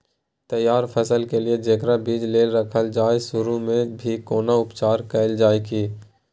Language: Maithili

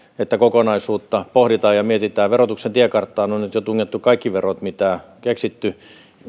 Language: Finnish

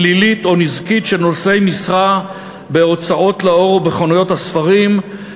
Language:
Hebrew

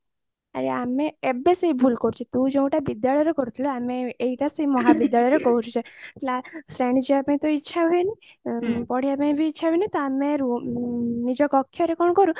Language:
Odia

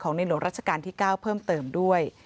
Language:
Thai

